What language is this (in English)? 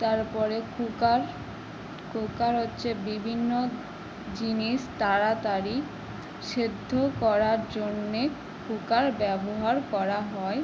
Bangla